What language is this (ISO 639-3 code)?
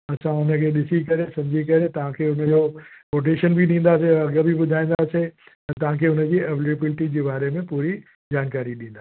snd